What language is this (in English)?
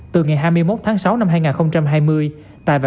Vietnamese